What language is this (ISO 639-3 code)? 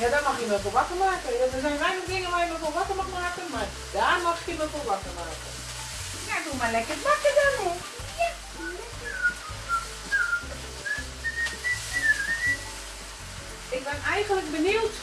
nld